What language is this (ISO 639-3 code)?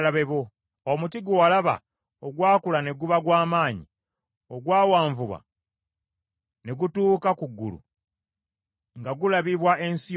lug